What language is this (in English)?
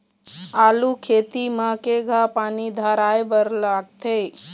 Chhattisgarhi